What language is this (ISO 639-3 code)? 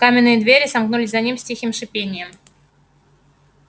rus